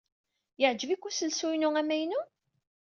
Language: Kabyle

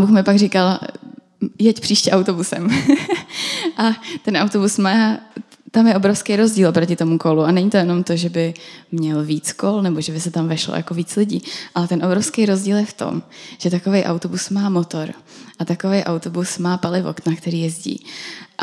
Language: Czech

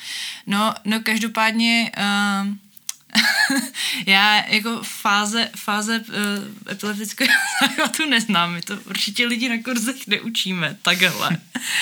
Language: Czech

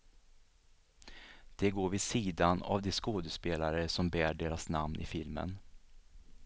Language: Swedish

